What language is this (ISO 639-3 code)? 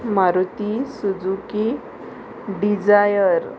kok